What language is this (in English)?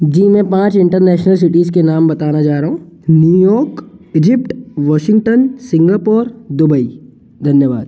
Hindi